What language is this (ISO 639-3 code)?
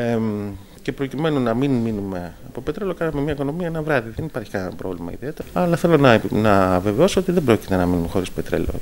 ell